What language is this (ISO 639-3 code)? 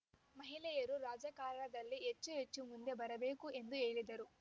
kan